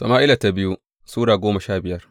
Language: Hausa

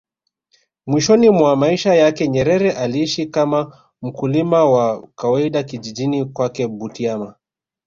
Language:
Swahili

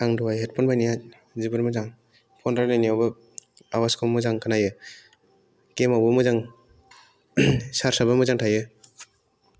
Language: Bodo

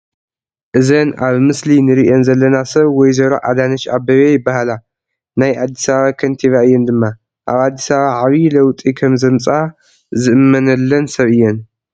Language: Tigrinya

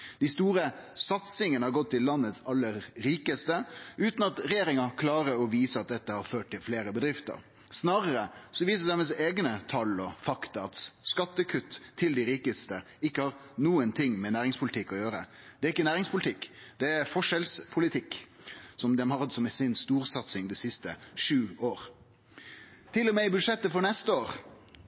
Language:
Norwegian Nynorsk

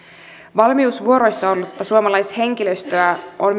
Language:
Finnish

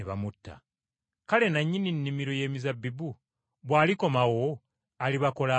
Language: Ganda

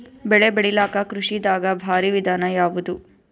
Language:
Kannada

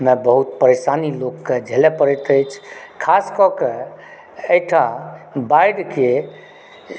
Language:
Maithili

